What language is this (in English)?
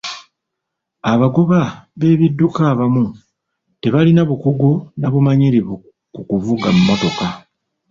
Ganda